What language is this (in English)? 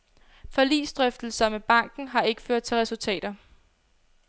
Danish